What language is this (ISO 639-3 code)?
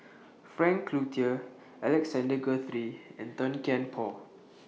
eng